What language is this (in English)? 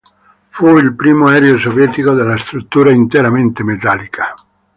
Italian